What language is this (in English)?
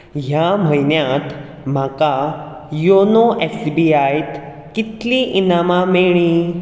Konkani